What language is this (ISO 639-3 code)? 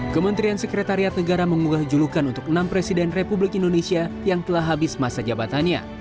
ind